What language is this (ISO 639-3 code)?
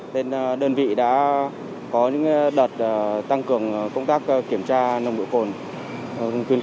vie